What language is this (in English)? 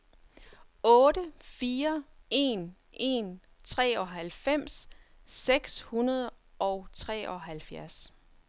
Danish